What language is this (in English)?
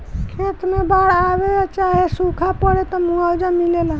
Bhojpuri